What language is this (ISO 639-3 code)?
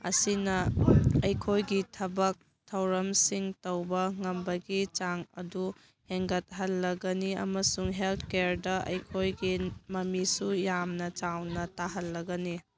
mni